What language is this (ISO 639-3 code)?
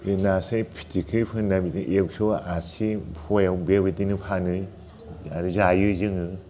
brx